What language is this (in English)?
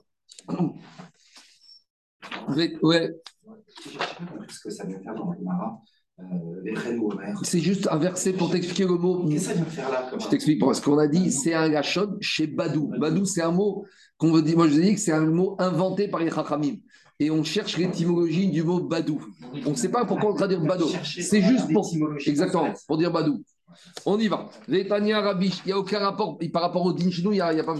French